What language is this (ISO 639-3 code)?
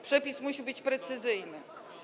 pol